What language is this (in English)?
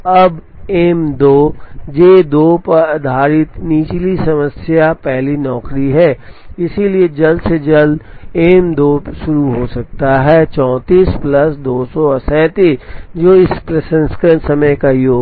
Hindi